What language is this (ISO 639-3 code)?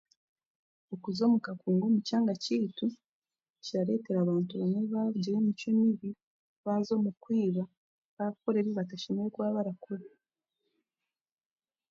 cgg